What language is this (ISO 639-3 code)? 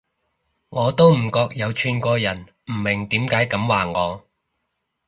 yue